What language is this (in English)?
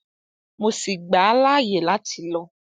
Yoruba